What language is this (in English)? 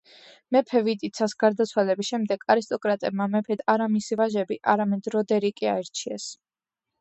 Georgian